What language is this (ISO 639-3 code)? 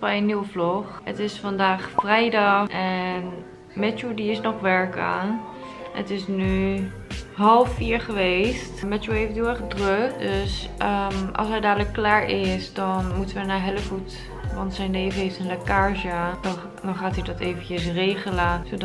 nld